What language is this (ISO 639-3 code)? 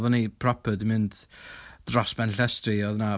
cym